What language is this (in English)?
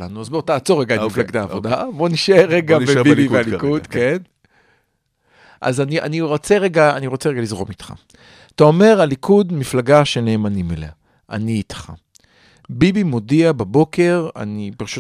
Hebrew